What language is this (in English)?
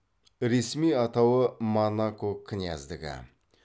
Kazakh